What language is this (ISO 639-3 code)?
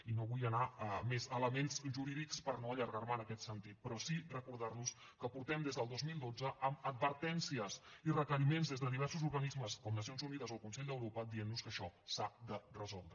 cat